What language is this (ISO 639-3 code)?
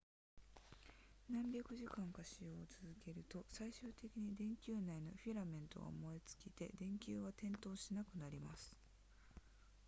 jpn